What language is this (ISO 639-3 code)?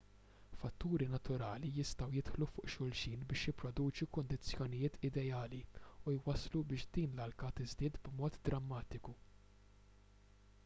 mlt